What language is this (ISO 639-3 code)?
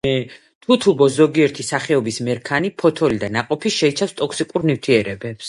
kat